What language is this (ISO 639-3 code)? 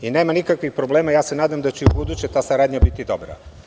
srp